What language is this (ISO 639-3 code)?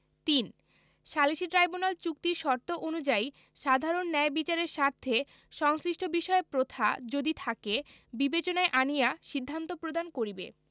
ben